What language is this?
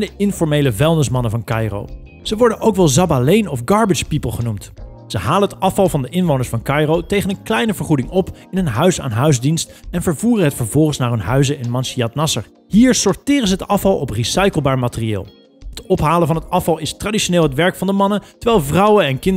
Dutch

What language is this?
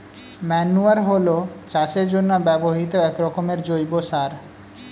Bangla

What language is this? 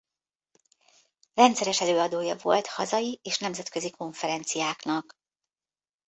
Hungarian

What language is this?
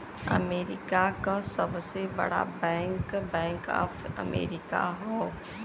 Bhojpuri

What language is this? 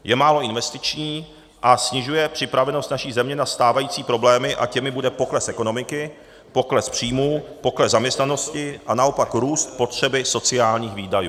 Czech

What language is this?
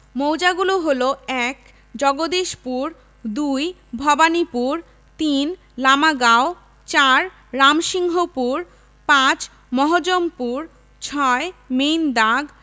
Bangla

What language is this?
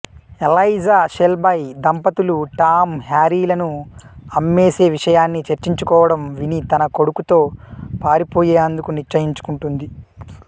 Telugu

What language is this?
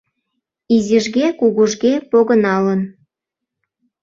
Mari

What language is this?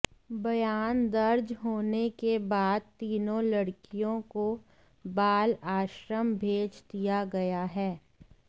Hindi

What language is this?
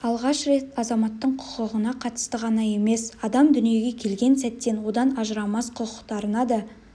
Kazakh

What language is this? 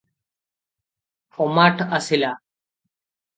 Odia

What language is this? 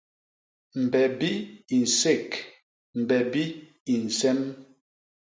Basaa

